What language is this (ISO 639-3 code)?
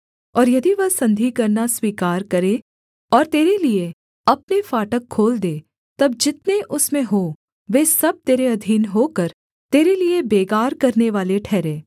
hin